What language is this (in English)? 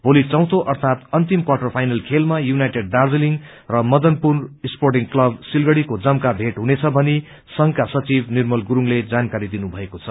Nepali